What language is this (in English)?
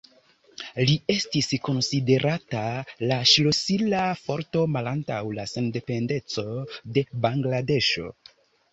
Esperanto